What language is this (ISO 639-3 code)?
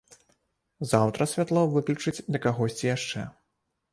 bel